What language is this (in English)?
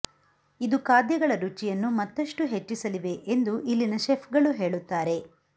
Kannada